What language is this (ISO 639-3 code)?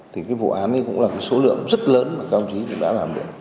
vie